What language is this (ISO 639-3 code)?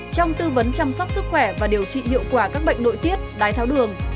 vie